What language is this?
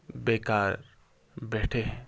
Urdu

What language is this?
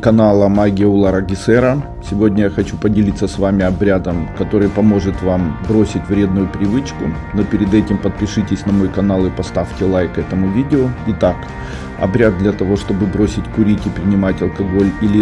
Russian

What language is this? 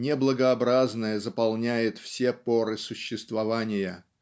Russian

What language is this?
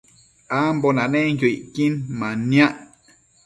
Matsés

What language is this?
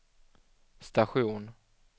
Swedish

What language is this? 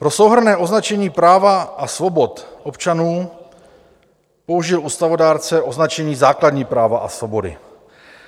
Czech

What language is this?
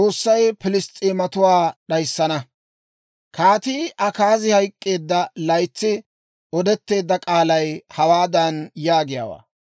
Dawro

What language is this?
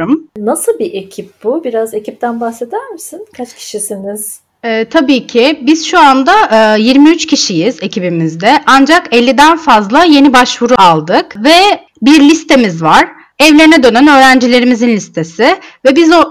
Turkish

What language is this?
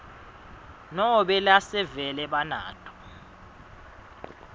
Swati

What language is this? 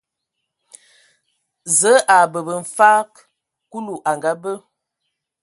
Ewondo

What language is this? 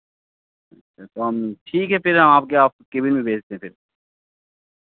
Hindi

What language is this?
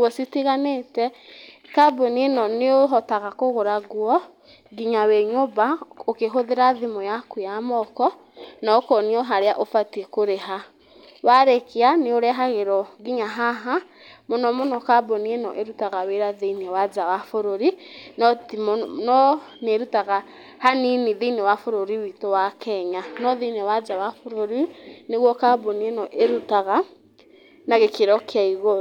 Kikuyu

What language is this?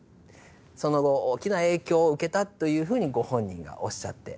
Japanese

